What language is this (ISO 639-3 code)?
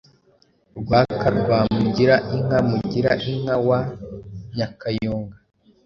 kin